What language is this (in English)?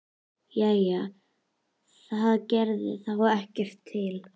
Icelandic